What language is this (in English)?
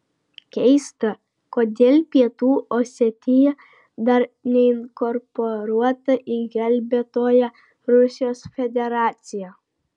Lithuanian